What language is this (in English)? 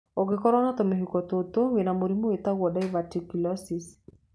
Kikuyu